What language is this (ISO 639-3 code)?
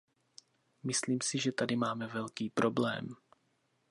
ces